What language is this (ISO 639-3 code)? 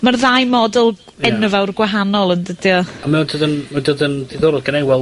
cym